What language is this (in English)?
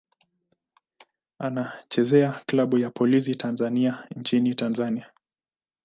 Swahili